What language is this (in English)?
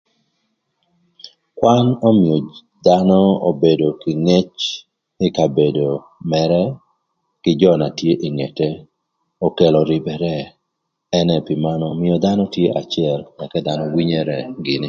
Thur